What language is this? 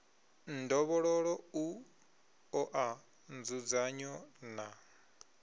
Venda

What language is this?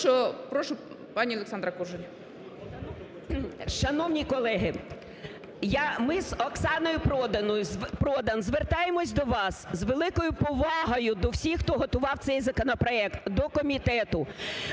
Ukrainian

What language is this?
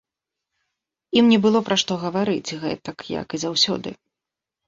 Belarusian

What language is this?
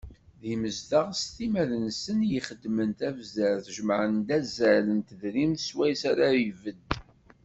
Kabyle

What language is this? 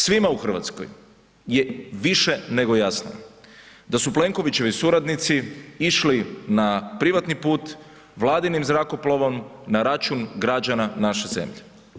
Croatian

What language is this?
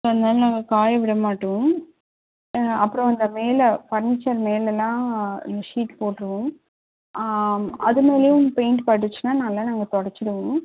Tamil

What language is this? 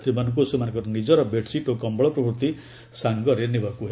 Odia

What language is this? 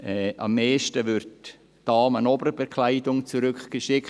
Swiss German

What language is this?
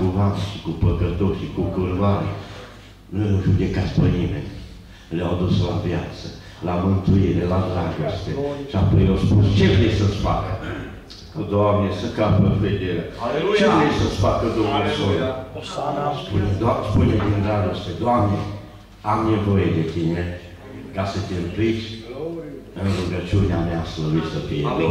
Romanian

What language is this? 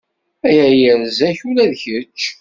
Kabyle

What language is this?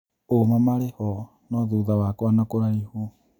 Kikuyu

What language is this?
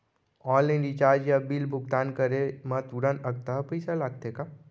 Chhattisgarhi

